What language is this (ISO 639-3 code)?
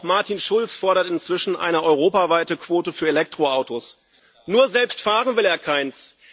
deu